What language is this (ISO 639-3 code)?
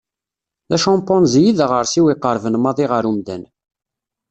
kab